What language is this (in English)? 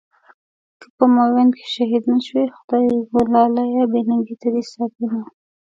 Pashto